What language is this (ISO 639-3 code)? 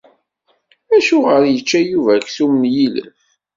kab